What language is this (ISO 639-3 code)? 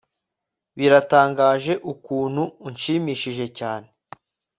kin